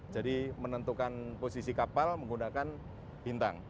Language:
Indonesian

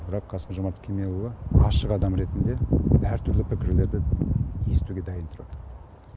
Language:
Kazakh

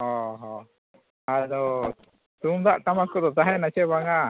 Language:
Santali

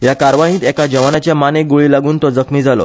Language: Konkani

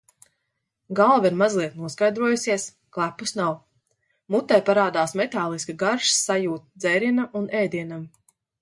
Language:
Latvian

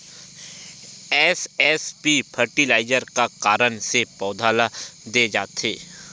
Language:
Chhattisgarhi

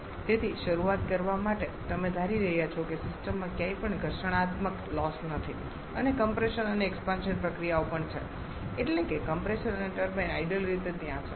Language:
Gujarati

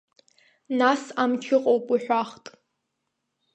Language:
Abkhazian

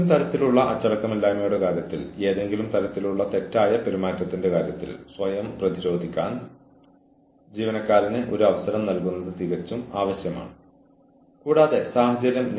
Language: Malayalam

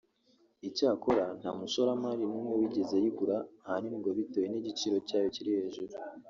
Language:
Kinyarwanda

